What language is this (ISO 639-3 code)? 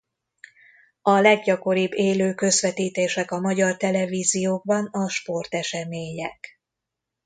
hun